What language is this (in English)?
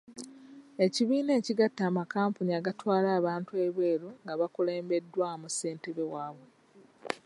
Ganda